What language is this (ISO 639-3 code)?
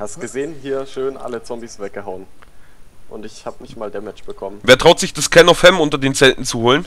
deu